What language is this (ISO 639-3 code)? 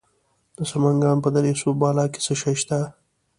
pus